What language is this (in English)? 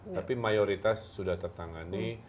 Indonesian